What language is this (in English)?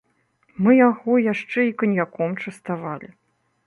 Belarusian